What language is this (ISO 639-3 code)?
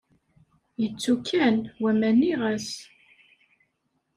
kab